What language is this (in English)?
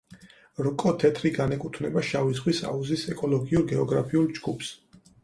Georgian